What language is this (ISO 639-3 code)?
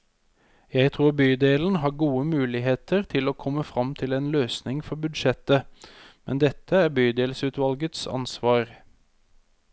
nor